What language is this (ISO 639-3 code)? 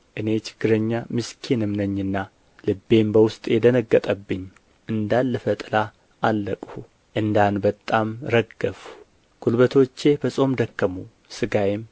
amh